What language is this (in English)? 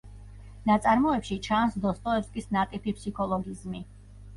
Georgian